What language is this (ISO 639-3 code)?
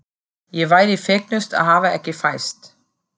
isl